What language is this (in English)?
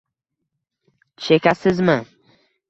Uzbek